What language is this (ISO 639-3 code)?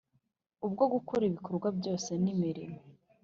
kin